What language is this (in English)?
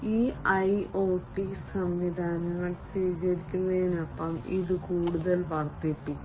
Malayalam